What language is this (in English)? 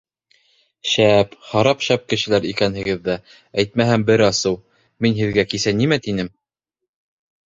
Bashkir